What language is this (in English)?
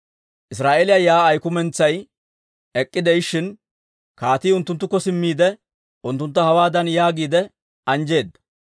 Dawro